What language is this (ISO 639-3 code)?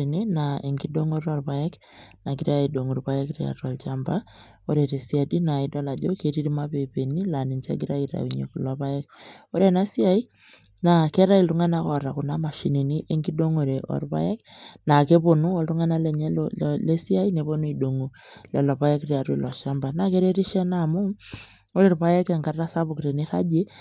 mas